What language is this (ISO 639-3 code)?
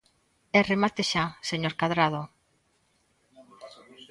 glg